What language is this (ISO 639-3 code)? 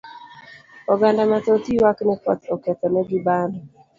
luo